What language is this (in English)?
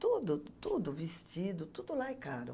Portuguese